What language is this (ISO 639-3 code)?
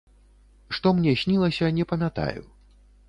bel